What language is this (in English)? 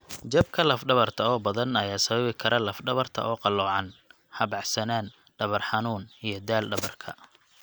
Somali